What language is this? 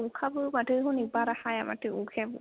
Bodo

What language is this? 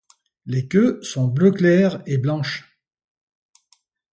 French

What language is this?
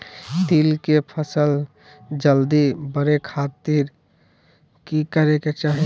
Magahi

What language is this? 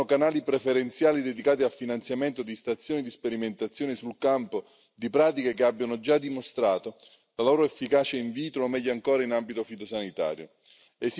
Italian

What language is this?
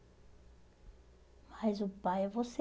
Portuguese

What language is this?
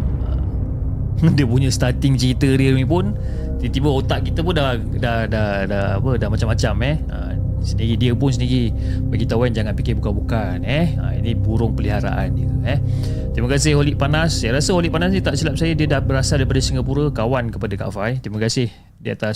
Malay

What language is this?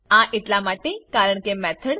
Gujarati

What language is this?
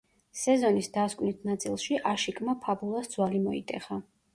Georgian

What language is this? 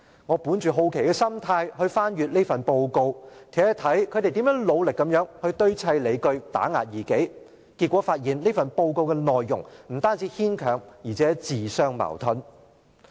Cantonese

